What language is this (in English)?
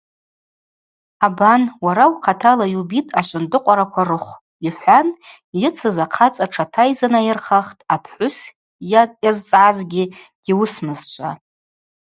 Abaza